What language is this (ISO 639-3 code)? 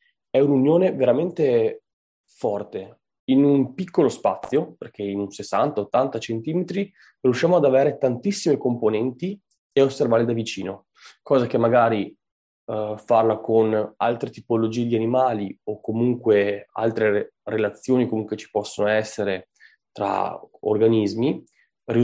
ita